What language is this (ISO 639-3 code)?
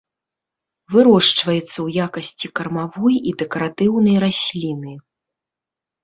bel